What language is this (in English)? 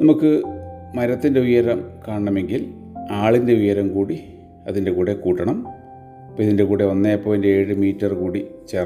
Malayalam